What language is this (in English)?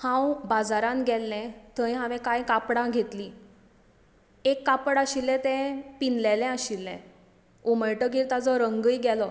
Konkani